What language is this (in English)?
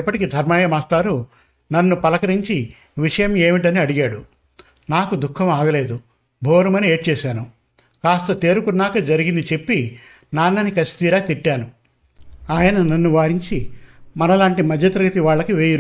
Telugu